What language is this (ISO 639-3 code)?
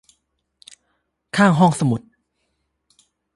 tha